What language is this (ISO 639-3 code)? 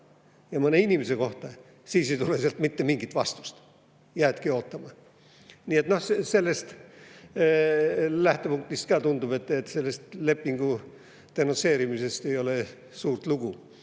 est